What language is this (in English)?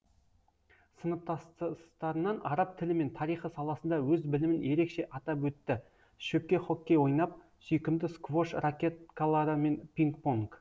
Kazakh